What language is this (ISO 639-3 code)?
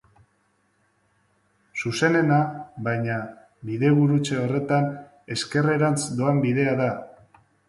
eus